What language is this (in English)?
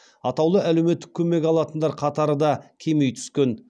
Kazakh